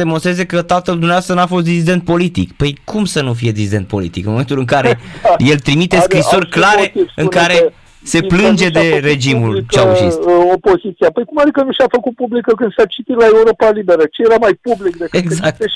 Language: Romanian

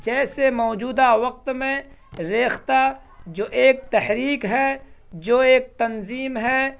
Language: Urdu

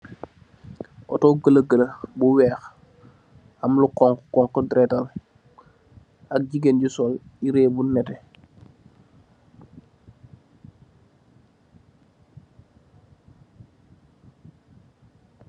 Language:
Wolof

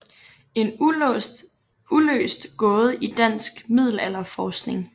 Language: Danish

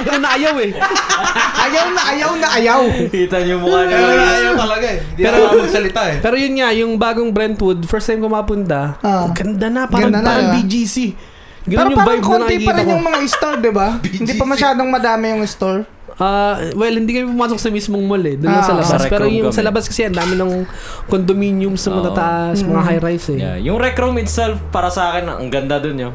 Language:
Filipino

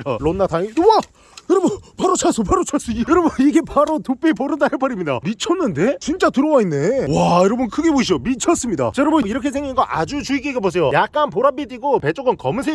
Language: Korean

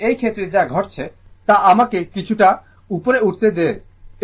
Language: Bangla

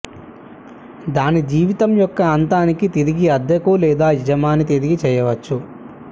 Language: Telugu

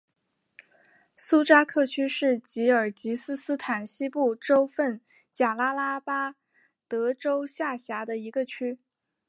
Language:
Chinese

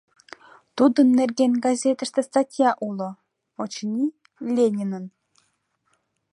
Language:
Mari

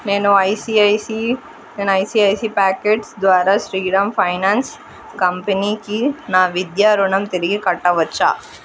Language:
Telugu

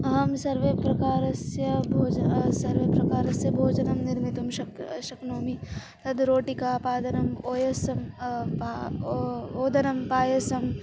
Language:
Sanskrit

